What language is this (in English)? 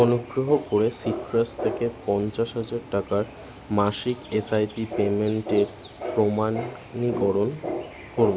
Bangla